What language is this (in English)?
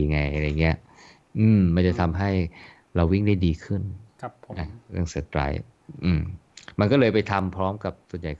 Thai